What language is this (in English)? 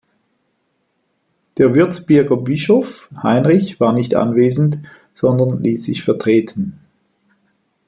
German